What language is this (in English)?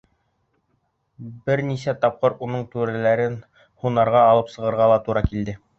Bashkir